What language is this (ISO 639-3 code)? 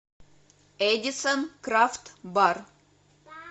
rus